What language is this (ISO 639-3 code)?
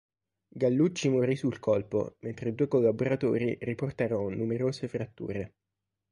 ita